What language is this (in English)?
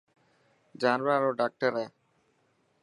Dhatki